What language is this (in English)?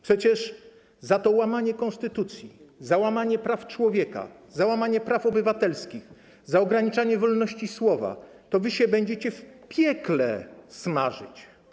Polish